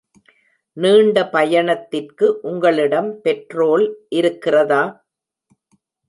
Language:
Tamil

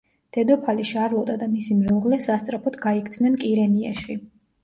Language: Georgian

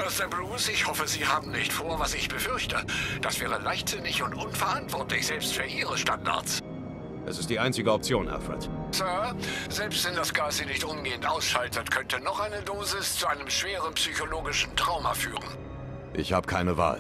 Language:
German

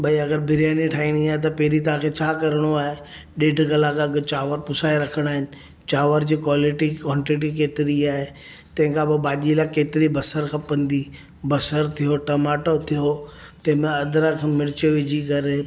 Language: Sindhi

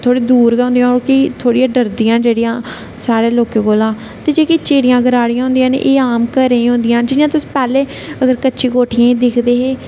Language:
Dogri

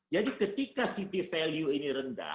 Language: Indonesian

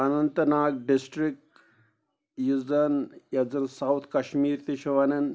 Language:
Kashmiri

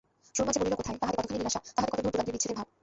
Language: Bangla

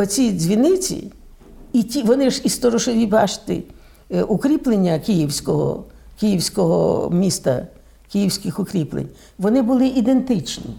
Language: Ukrainian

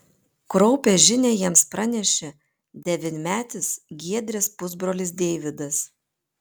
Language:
Lithuanian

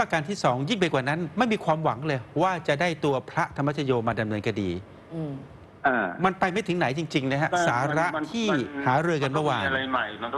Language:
Thai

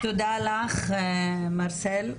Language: Hebrew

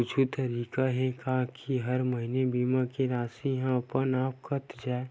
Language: Chhattisgarhi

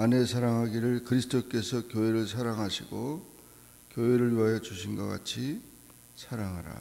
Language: Korean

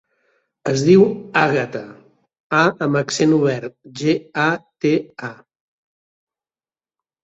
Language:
Catalan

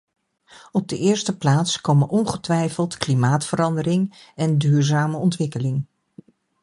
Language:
Dutch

